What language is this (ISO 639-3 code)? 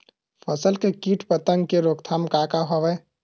hne